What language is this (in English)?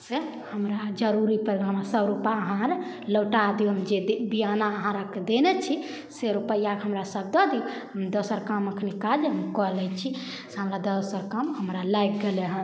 Maithili